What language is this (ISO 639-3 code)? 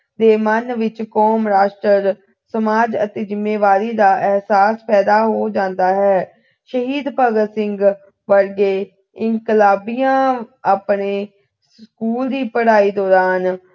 pan